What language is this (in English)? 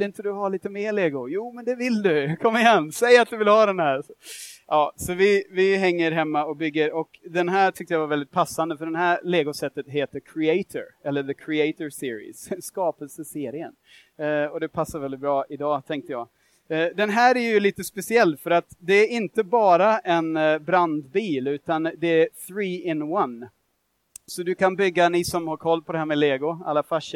Swedish